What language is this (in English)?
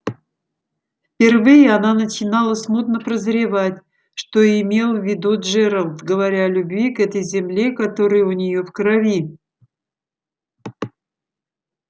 Russian